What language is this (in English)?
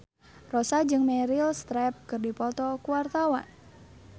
Sundanese